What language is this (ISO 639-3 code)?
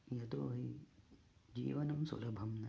san